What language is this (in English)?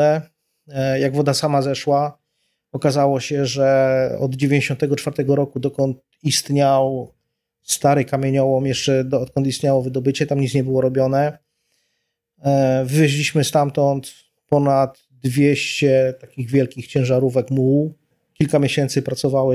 Polish